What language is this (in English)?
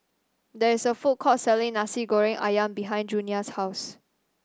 English